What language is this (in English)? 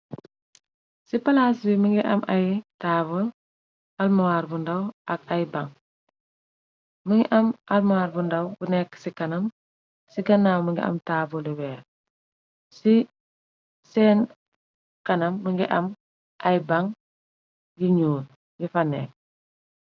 Wolof